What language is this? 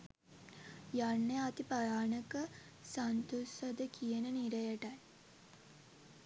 Sinhala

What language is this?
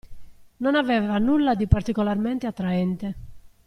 Italian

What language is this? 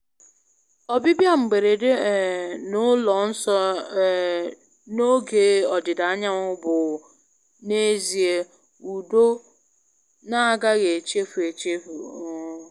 Igbo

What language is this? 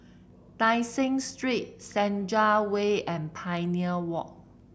English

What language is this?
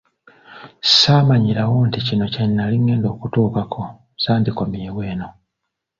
Ganda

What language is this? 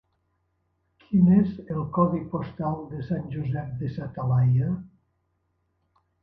Catalan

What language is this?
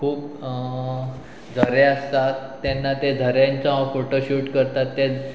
Konkani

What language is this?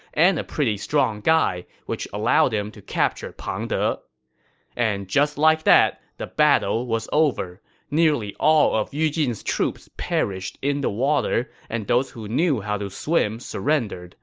English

